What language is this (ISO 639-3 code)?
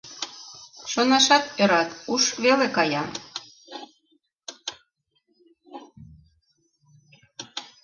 chm